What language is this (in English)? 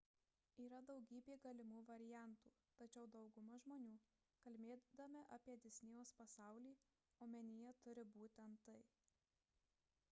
Lithuanian